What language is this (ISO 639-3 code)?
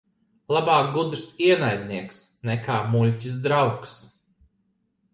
lav